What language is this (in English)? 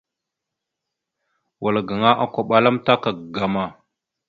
Mada (Cameroon)